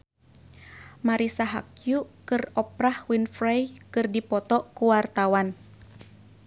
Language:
Sundanese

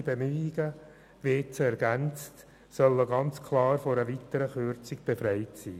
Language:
Swiss German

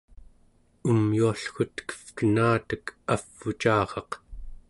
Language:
Central Yupik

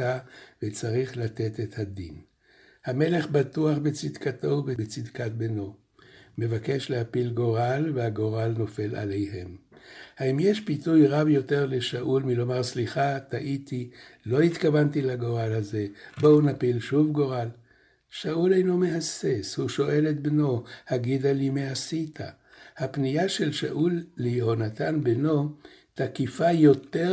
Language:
Hebrew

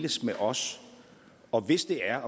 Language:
Danish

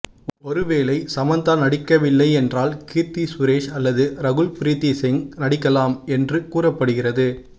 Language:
Tamil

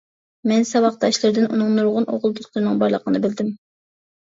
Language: Uyghur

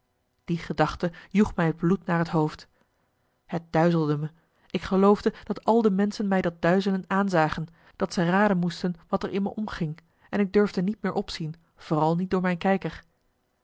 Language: Dutch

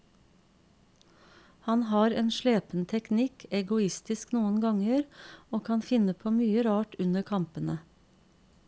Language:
Norwegian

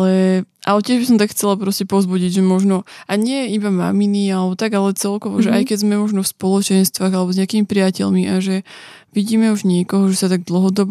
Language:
Slovak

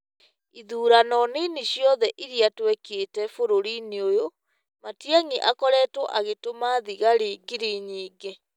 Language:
Kikuyu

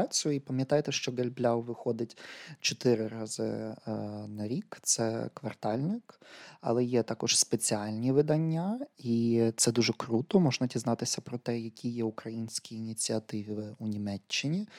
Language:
Ukrainian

